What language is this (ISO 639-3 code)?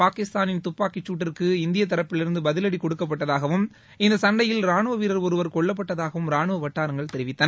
tam